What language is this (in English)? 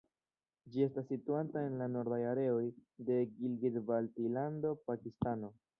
Esperanto